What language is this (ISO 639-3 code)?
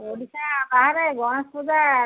ori